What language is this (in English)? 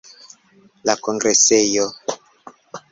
Esperanto